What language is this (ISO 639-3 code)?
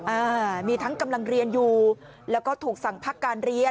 tha